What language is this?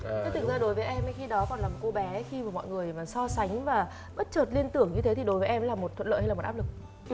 Vietnamese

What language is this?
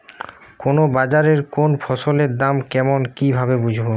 Bangla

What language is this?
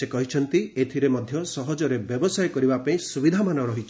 Odia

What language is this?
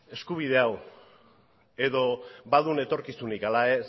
Basque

